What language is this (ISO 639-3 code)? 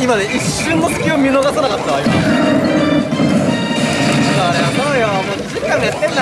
jpn